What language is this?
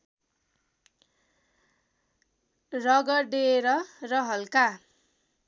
Nepali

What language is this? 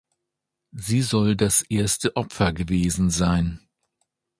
German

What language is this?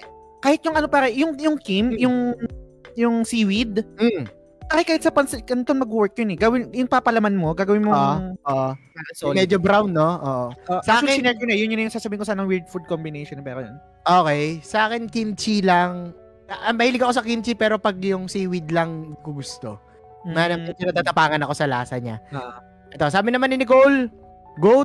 Filipino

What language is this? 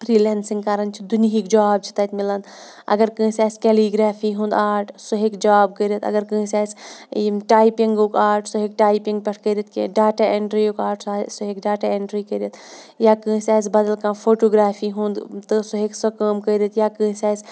Kashmiri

